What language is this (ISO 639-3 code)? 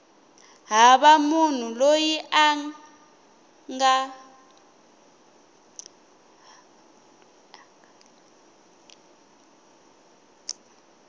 tso